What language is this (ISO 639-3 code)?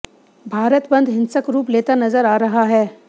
hin